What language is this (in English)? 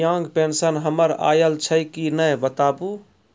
Maithili